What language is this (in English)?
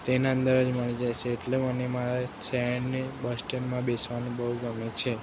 Gujarati